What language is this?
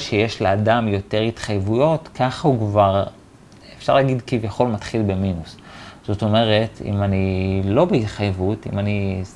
Hebrew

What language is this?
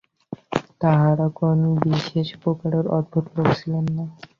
Bangla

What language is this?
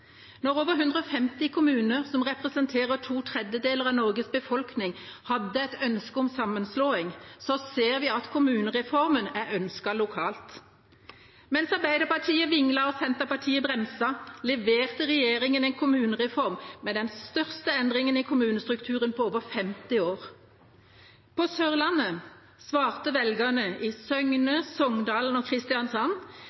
Norwegian Bokmål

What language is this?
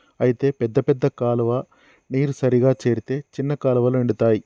Telugu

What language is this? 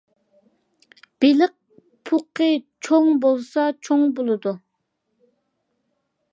Uyghur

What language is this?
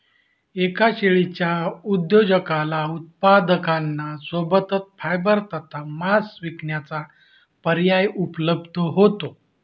Marathi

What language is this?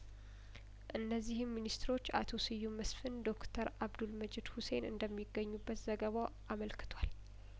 Amharic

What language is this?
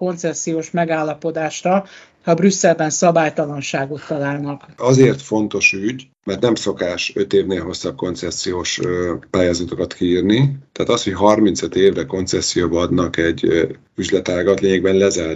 Hungarian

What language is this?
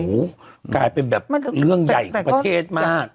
Thai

